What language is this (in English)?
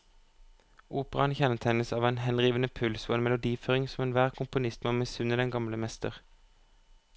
Norwegian